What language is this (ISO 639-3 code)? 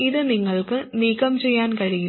mal